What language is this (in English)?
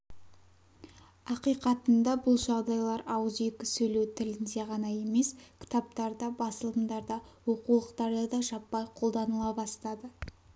Kazakh